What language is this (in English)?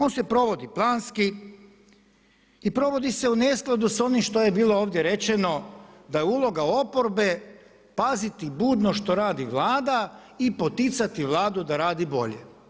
Croatian